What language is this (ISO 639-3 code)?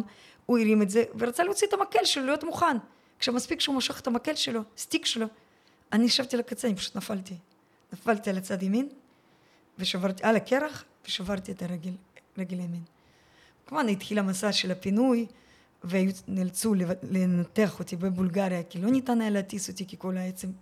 heb